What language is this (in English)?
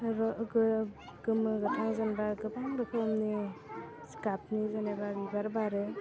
Bodo